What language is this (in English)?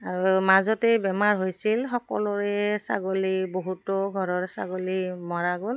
Assamese